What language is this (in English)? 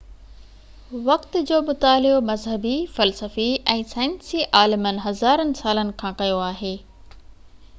Sindhi